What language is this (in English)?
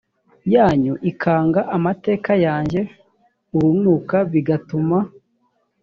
Kinyarwanda